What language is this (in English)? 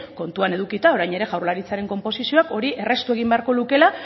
Basque